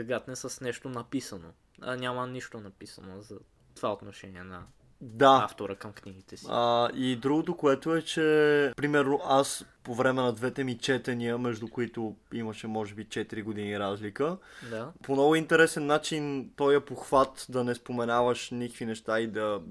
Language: Bulgarian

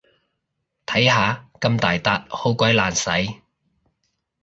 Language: Cantonese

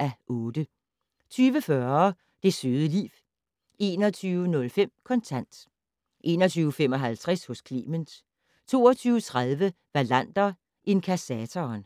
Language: Danish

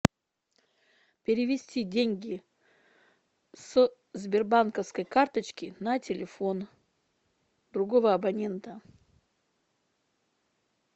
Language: Russian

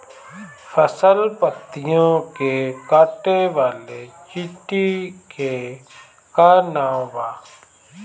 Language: Bhojpuri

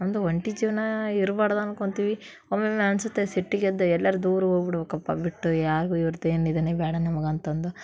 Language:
Kannada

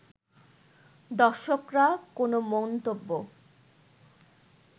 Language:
Bangla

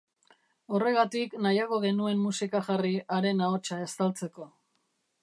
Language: Basque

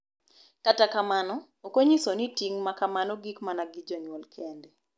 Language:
Luo (Kenya and Tanzania)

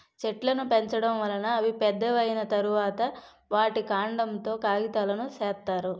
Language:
Telugu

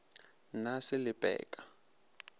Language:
Northern Sotho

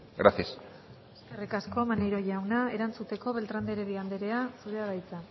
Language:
Basque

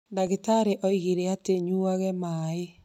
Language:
Kikuyu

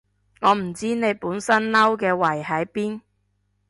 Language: Cantonese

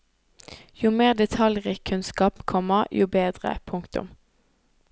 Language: Norwegian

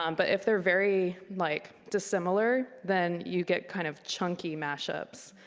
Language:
English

